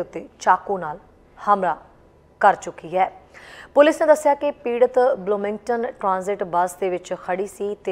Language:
Hindi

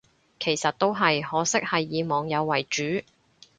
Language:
Cantonese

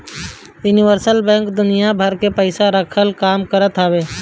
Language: Bhojpuri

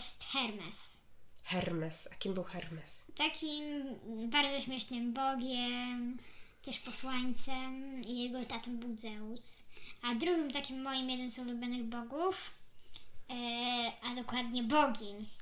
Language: Polish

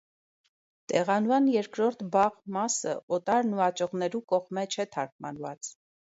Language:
Armenian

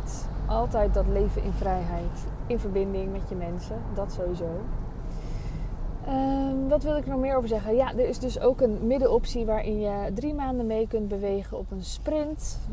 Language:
Dutch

